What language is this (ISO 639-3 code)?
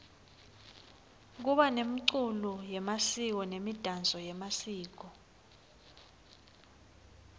ssw